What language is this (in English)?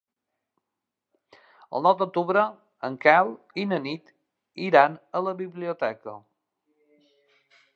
Catalan